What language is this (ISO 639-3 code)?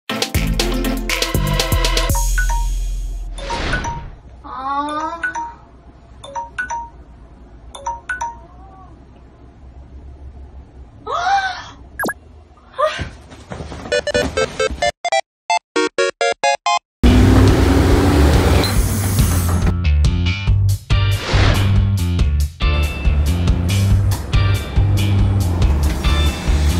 kor